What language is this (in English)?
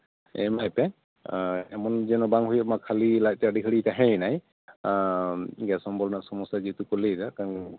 Santali